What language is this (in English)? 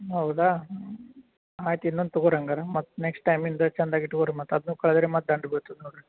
Kannada